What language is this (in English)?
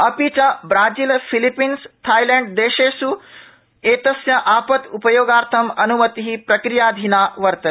Sanskrit